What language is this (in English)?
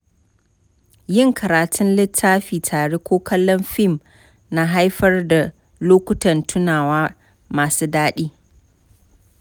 Hausa